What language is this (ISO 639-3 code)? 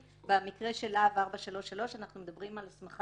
heb